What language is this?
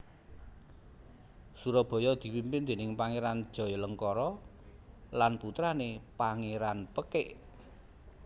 Javanese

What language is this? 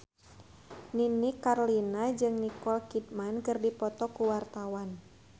Sundanese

